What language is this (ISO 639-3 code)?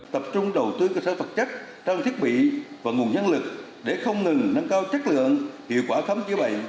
vie